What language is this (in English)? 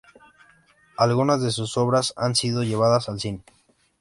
Spanish